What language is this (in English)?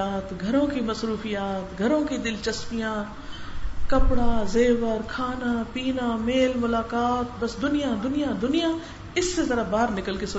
Urdu